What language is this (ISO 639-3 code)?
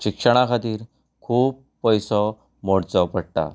kok